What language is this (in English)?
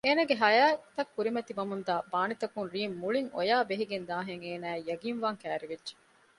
Divehi